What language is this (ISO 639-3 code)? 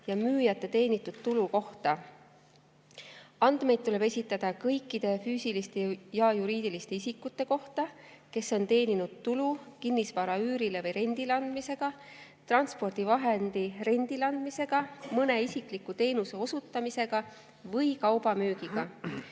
est